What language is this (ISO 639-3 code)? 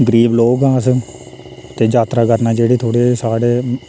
doi